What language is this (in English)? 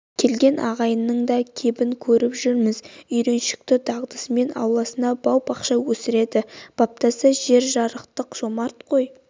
Kazakh